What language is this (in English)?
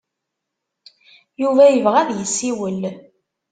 Kabyle